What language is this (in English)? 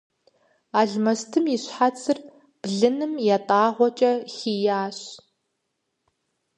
Kabardian